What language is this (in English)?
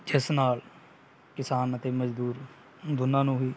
Punjabi